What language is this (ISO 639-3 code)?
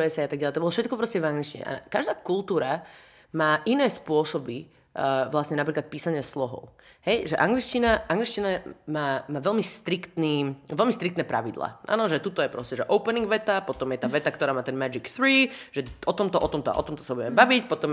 slk